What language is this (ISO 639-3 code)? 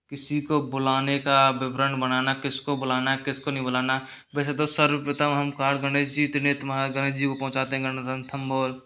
hin